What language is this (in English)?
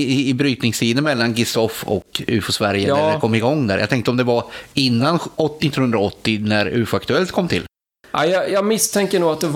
Swedish